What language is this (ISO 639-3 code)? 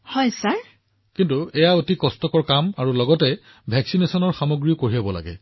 asm